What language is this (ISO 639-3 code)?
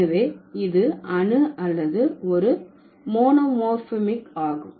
tam